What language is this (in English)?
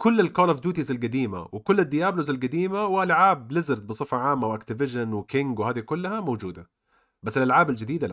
Arabic